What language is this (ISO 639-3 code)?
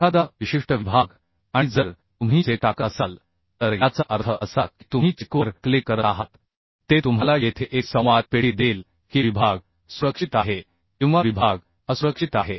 mar